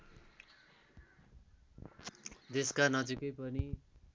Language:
Nepali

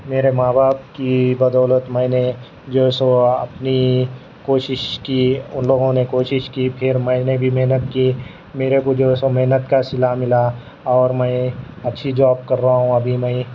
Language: Urdu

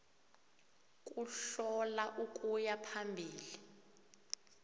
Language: South Ndebele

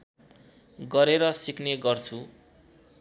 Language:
Nepali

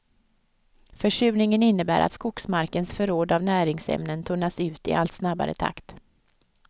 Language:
Swedish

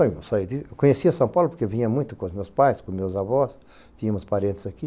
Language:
Portuguese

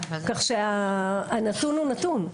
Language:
Hebrew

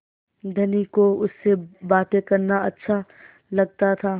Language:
Hindi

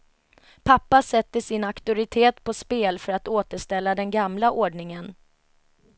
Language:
Swedish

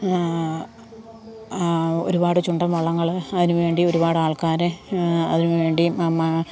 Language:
Malayalam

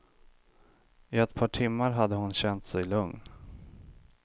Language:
Swedish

